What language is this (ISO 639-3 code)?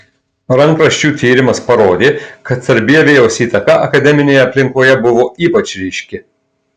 lit